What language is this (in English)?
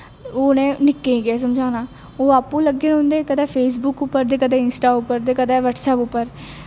Dogri